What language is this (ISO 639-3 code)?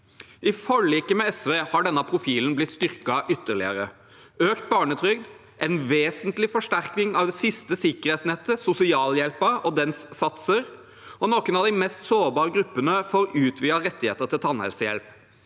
nor